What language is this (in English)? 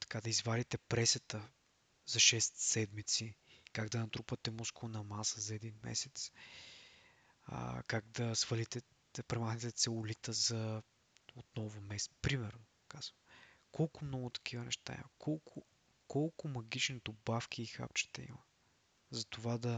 Bulgarian